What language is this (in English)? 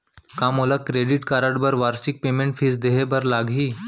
Chhattisgarhi